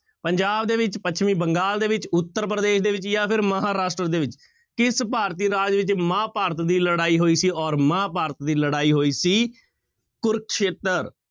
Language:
Punjabi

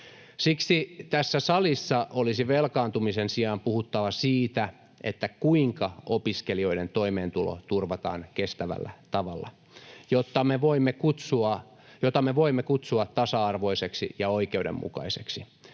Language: Finnish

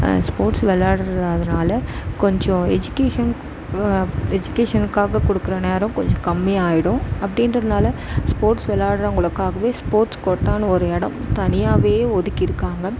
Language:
Tamil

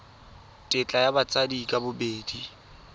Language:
Tswana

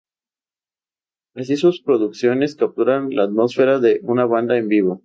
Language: Spanish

